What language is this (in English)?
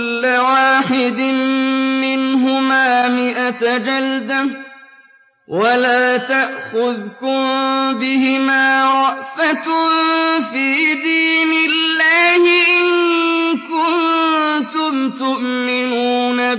Arabic